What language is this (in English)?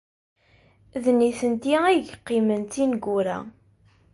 Kabyle